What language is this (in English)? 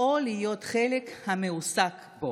Hebrew